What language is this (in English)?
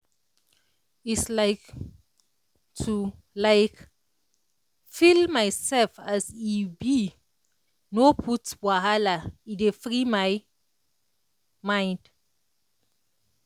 Nigerian Pidgin